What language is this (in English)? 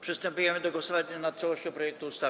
Polish